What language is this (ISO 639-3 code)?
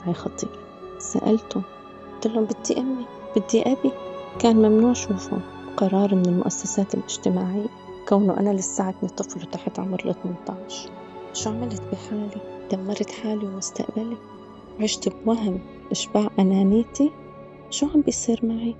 ara